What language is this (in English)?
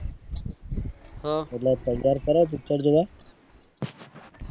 Gujarati